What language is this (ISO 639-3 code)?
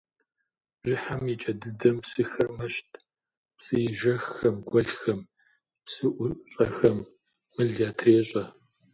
kbd